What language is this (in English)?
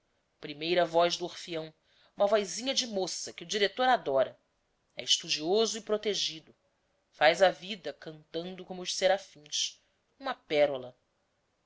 Portuguese